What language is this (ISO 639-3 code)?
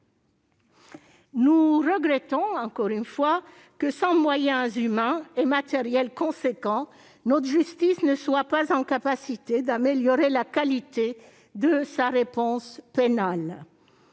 fra